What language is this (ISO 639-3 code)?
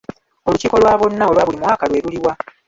lug